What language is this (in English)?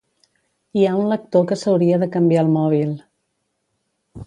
Catalan